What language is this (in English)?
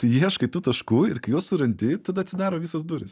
Lithuanian